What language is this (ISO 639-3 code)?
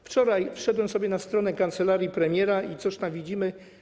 pol